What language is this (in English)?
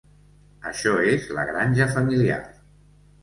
Catalan